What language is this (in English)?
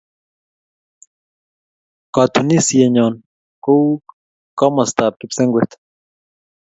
Kalenjin